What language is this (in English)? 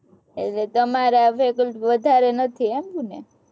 Gujarati